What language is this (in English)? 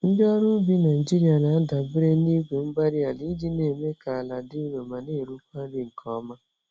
Igbo